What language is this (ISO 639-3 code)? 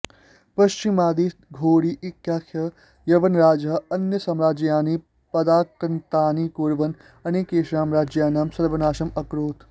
san